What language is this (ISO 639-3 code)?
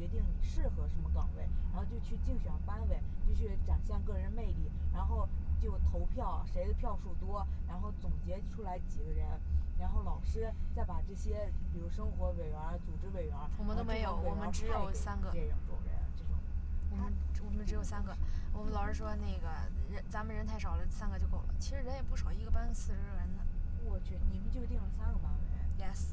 zho